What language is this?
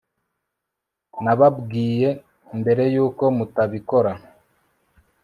Kinyarwanda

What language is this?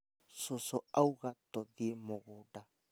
Kikuyu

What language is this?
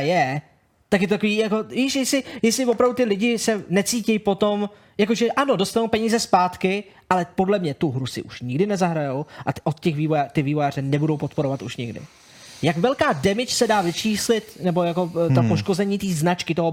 Czech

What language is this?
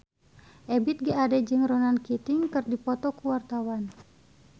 Sundanese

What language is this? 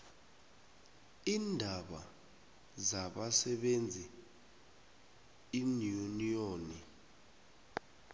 South Ndebele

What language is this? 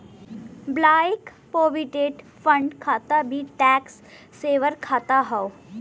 Bhojpuri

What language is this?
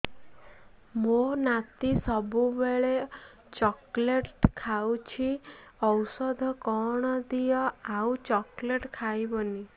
Odia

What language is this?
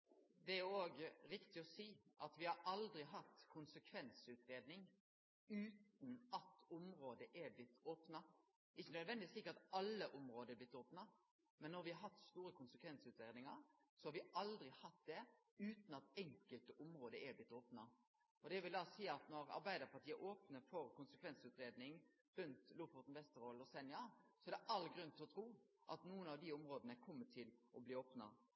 Norwegian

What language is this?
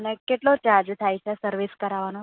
Gujarati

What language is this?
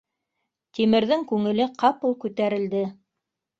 Bashkir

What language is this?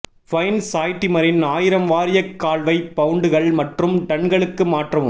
Tamil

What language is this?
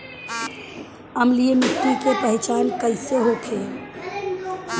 Bhojpuri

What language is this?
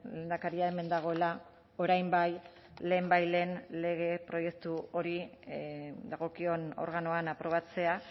Basque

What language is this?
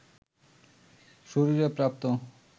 Bangla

